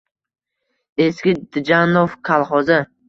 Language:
Uzbek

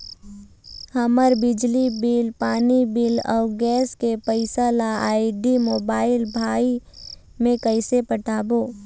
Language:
Chhattisgarhi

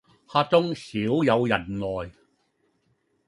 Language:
Cantonese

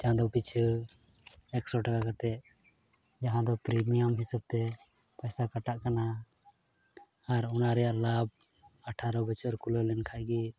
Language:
Santali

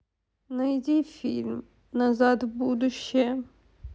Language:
Russian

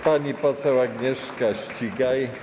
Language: Polish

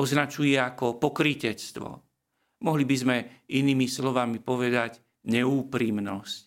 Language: Slovak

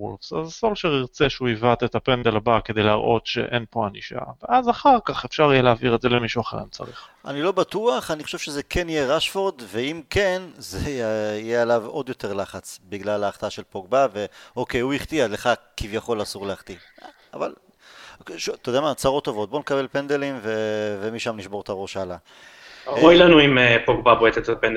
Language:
Hebrew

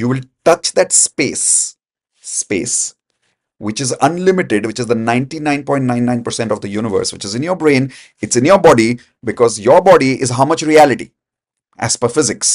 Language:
English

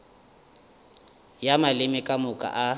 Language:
Northern Sotho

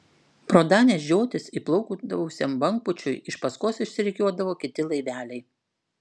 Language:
Lithuanian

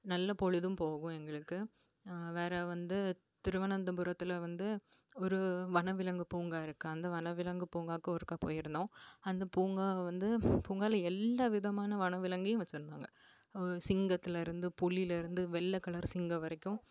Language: Tamil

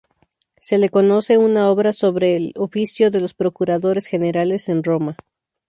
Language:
Spanish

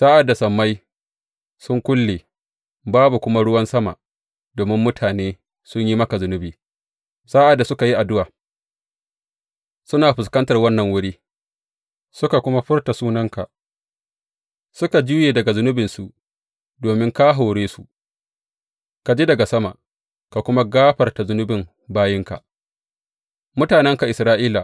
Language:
Hausa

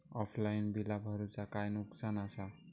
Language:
Marathi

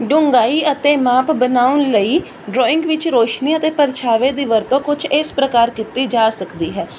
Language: Punjabi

